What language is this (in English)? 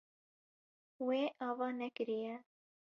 Kurdish